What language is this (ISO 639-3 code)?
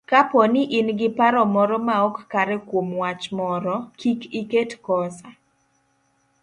luo